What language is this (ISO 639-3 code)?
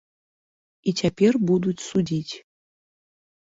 bel